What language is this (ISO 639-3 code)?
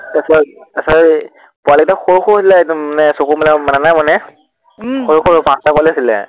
asm